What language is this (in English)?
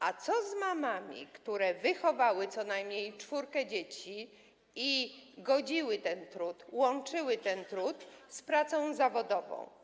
Polish